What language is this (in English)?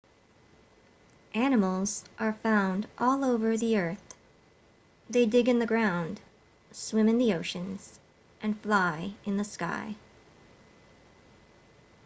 English